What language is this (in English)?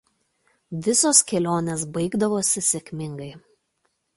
Lithuanian